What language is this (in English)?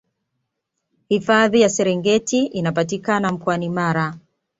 Swahili